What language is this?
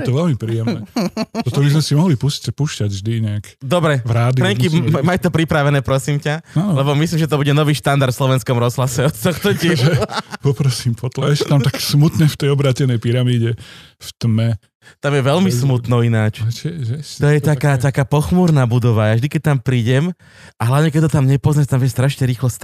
Slovak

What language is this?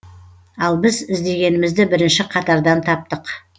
Kazakh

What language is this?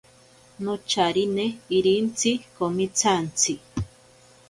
Ashéninka Perené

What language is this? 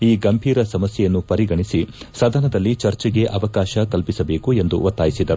Kannada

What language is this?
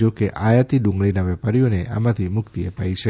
Gujarati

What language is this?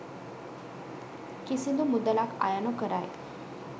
Sinhala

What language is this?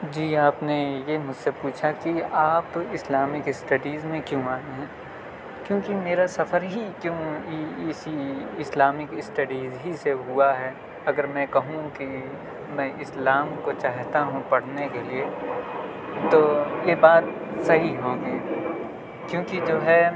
Urdu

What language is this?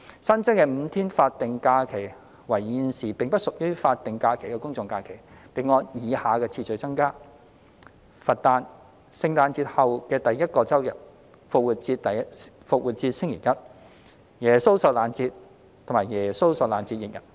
Cantonese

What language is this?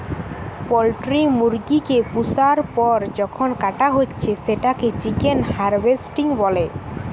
Bangla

